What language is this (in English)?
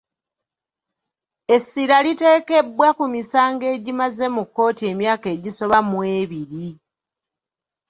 Ganda